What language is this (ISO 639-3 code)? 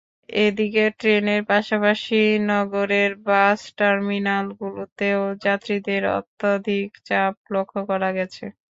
ben